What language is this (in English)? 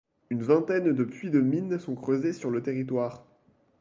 French